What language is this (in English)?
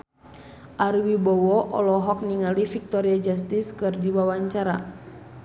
Sundanese